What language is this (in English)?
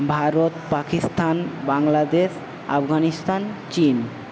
Bangla